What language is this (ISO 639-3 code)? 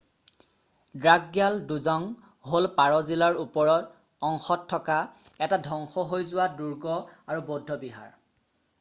asm